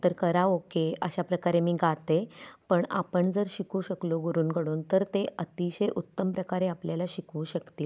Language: Marathi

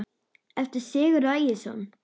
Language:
Icelandic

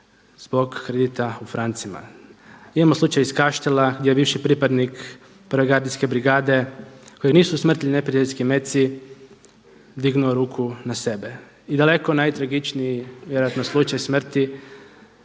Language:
Croatian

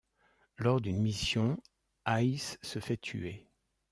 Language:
French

